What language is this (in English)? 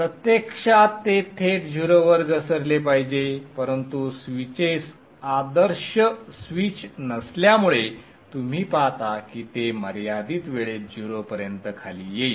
Marathi